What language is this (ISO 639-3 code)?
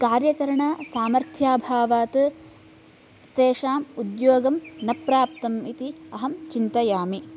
san